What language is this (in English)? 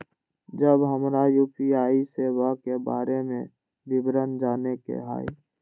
Maithili